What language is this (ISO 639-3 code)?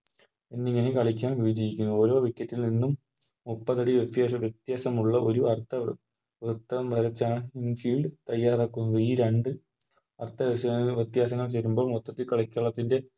mal